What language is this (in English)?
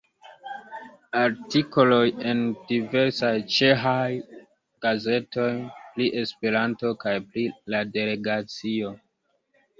Esperanto